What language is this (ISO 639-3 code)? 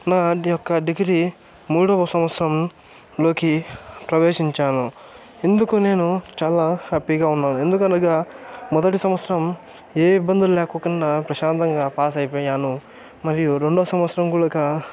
tel